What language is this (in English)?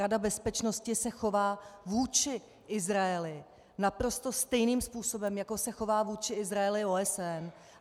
Czech